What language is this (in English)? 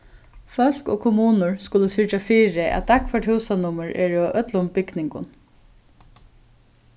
Faroese